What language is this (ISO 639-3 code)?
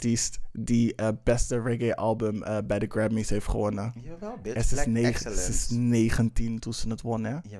nld